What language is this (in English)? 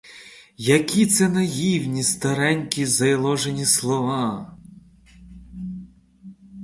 Ukrainian